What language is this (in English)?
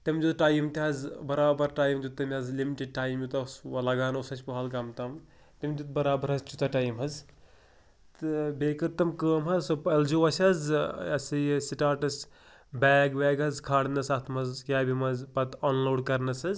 Kashmiri